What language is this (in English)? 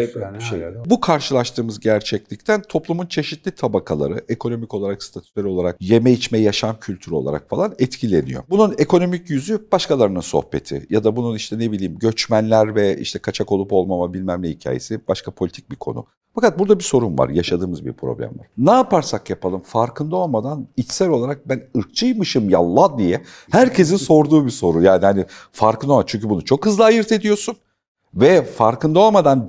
Turkish